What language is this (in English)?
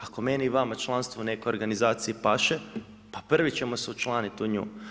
Croatian